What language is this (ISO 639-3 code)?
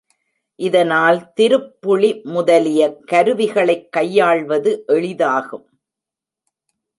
tam